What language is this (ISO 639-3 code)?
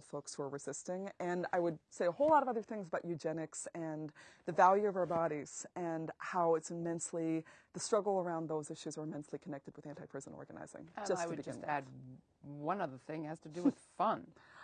eng